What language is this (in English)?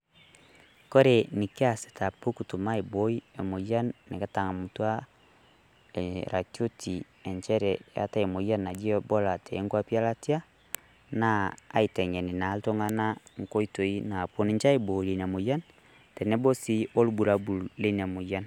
Masai